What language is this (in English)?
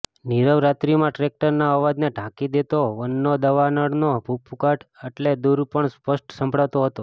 Gujarati